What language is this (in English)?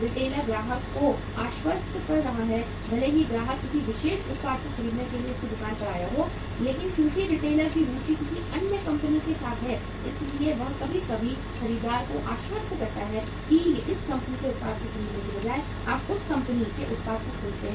Hindi